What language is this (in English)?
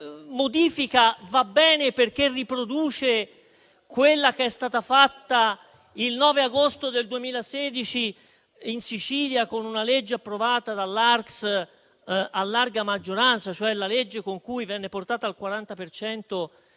Italian